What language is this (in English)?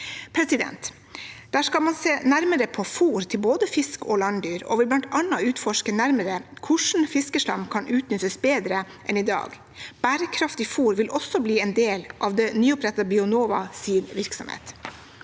Norwegian